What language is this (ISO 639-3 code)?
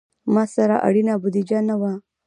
pus